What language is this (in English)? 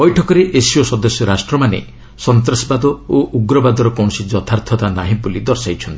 Odia